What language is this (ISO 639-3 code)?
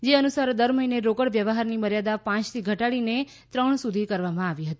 guj